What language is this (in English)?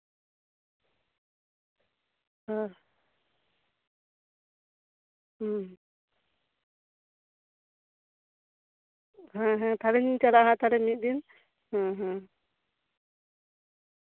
Santali